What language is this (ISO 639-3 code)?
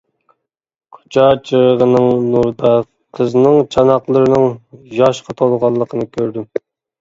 uig